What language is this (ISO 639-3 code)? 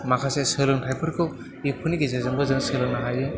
brx